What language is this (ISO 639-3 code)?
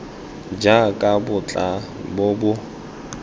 tsn